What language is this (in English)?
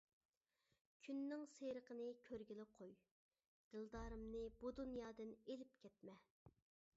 Uyghur